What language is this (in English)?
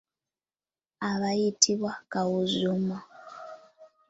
Ganda